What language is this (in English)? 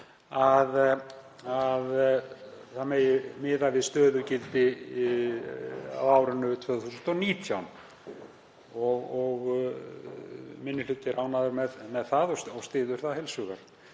Icelandic